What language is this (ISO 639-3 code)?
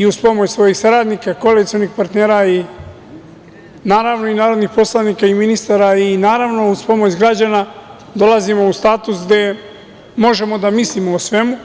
srp